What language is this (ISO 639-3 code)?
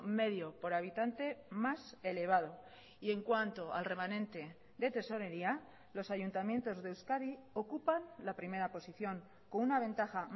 spa